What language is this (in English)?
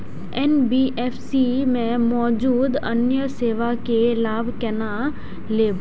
Maithili